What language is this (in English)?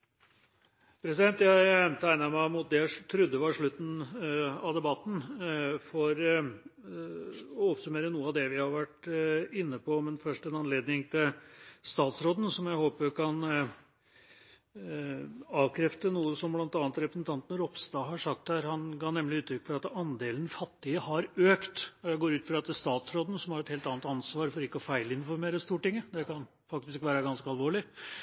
Norwegian Bokmål